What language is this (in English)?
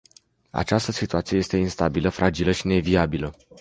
Romanian